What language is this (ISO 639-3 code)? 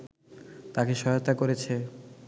ben